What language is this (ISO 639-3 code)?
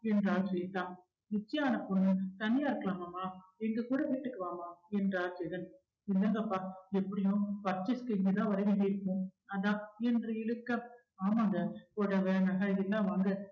tam